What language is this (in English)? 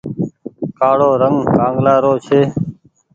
Goaria